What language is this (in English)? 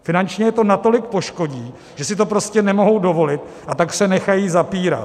Czech